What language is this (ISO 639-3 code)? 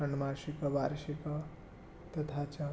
san